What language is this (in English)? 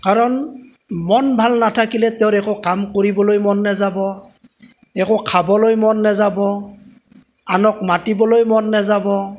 Assamese